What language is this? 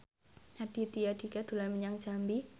Javanese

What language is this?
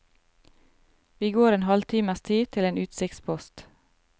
Norwegian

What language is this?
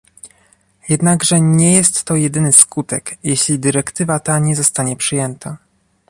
Polish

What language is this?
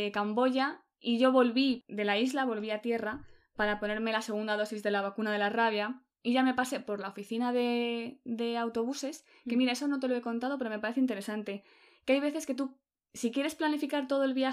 Spanish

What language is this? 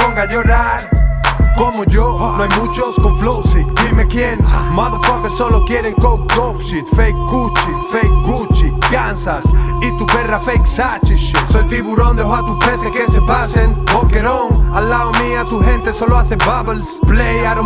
Spanish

